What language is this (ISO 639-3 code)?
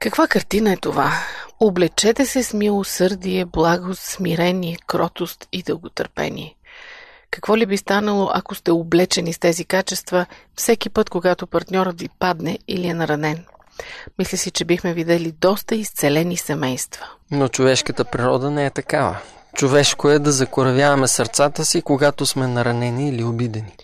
bul